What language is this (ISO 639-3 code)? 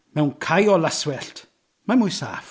cym